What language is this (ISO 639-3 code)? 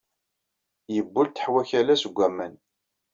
kab